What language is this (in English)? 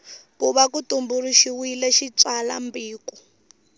Tsonga